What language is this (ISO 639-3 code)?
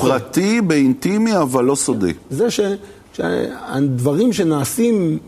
heb